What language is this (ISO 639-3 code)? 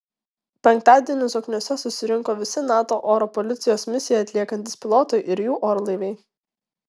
lit